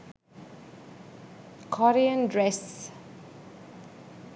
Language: Sinhala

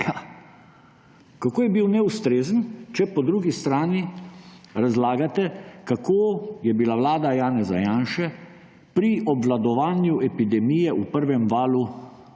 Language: Slovenian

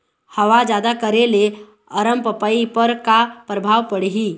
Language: Chhattisgarhi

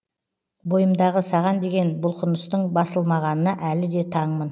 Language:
Kazakh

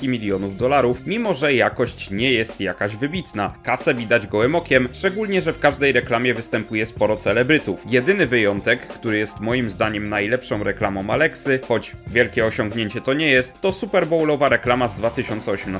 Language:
Polish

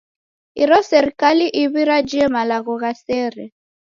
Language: Taita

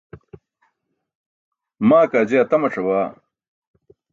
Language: Burushaski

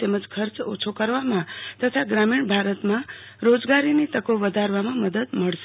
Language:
Gujarati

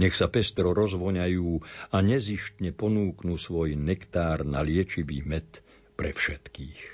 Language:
Slovak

